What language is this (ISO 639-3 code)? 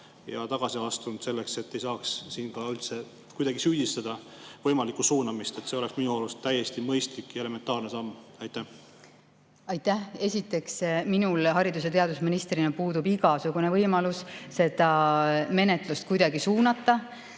est